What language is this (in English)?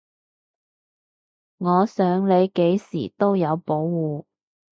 Cantonese